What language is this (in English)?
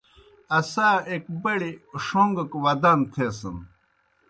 Kohistani Shina